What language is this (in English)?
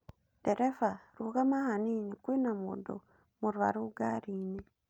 Kikuyu